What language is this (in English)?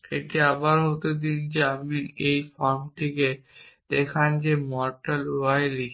Bangla